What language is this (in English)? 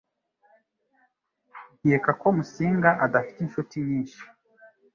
Kinyarwanda